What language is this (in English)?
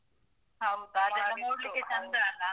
Kannada